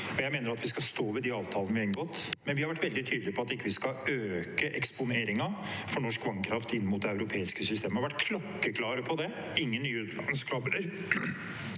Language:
Norwegian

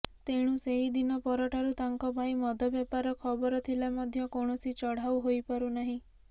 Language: Odia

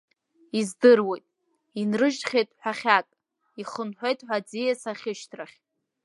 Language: Abkhazian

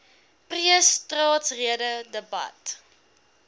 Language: Afrikaans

